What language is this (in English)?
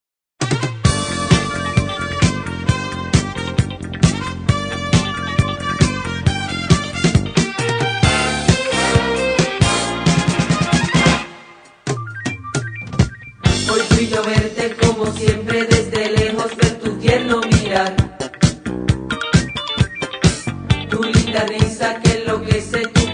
Romanian